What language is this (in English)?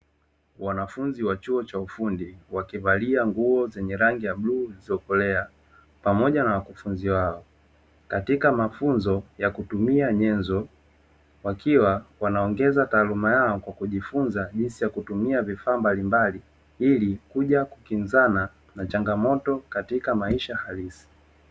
Swahili